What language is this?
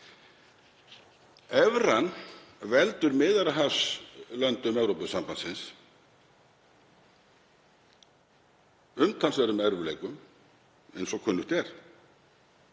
Icelandic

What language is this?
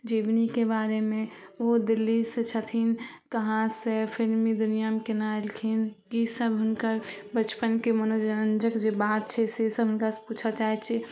Maithili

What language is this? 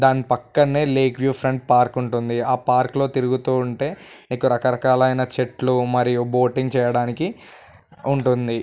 Telugu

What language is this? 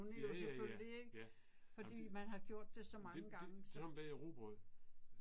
Danish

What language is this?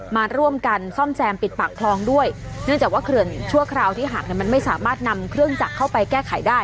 Thai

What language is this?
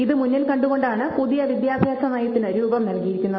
Malayalam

